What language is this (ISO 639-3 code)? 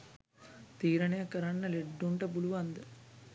sin